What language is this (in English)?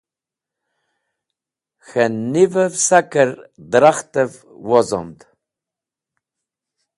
Wakhi